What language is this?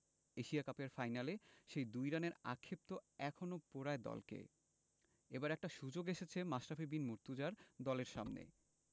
Bangla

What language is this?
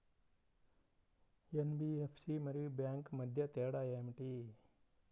Telugu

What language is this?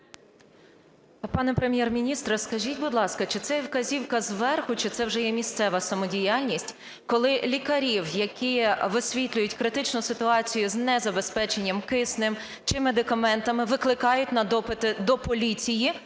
Ukrainian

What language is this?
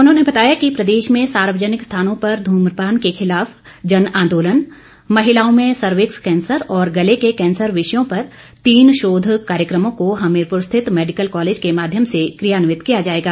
Hindi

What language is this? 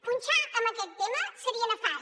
Catalan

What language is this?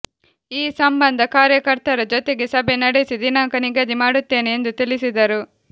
Kannada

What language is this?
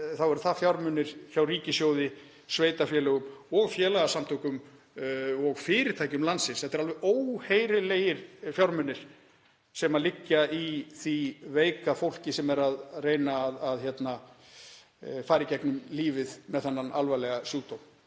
Icelandic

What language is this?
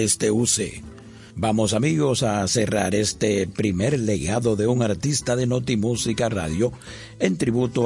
Spanish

